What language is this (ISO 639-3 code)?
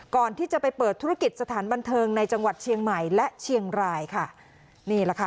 tha